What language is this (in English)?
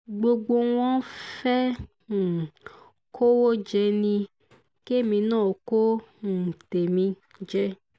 Yoruba